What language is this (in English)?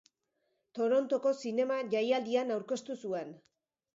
Basque